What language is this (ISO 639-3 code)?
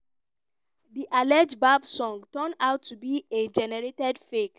pcm